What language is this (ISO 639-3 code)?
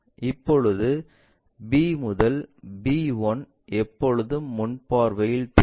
tam